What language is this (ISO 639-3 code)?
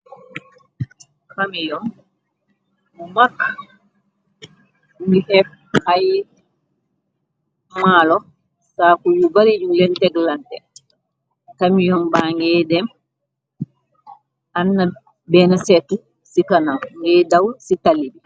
wol